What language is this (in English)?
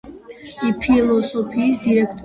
Georgian